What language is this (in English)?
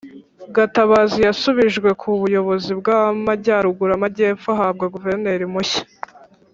Kinyarwanda